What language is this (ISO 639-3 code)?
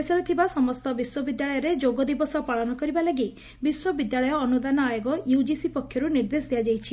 ori